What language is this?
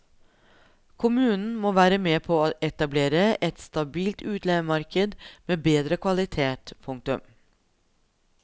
Norwegian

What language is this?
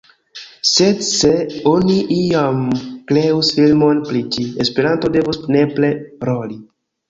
Esperanto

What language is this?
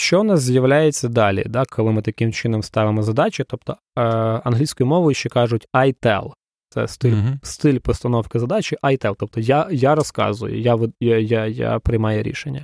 Ukrainian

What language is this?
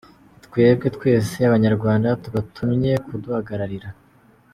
Kinyarwanda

